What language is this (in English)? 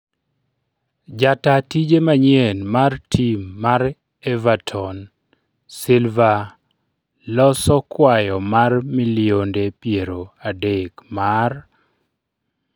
Luo (Kenya and Tanzania)